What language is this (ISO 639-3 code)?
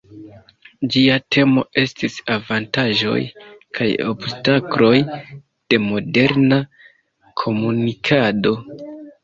epo